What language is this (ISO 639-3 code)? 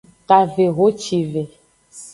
ajg